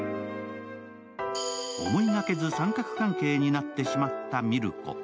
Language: Japanese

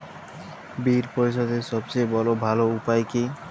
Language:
Bangla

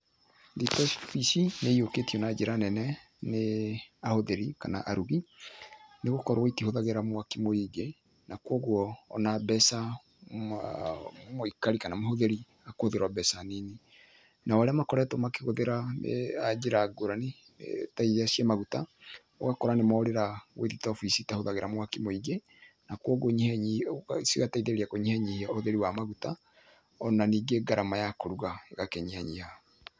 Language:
Kikuyu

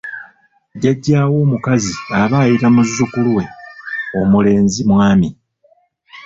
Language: Ganda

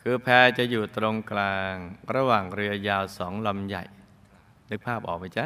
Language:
Thai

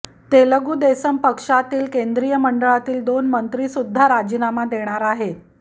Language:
Marathi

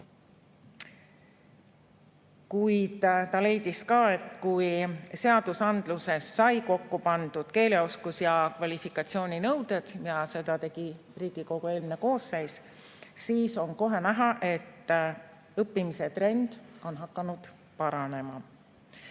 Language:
Estonian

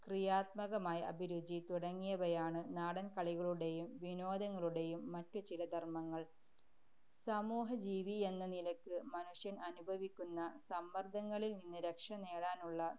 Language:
Malayalam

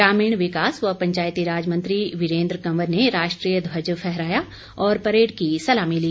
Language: Hindi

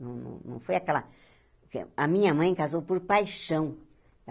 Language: Portuguese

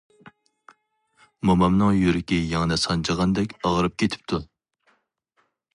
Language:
Uyghur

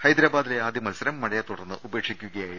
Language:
Malayalam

